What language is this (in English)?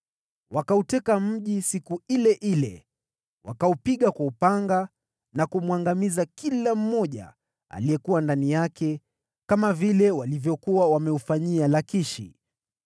Swahili